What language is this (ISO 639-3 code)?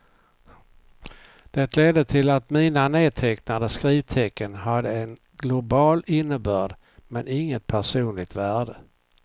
swe